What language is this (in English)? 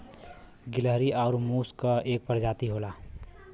Bhojpuri